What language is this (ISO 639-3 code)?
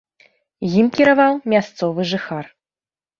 bel